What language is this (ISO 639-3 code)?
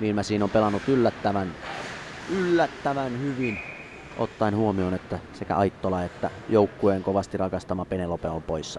fin